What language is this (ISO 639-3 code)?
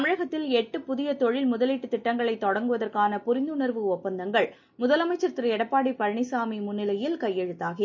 tam